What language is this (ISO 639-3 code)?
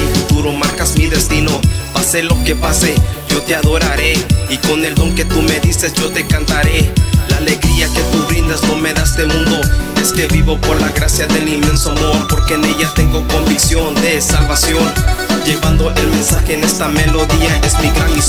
ita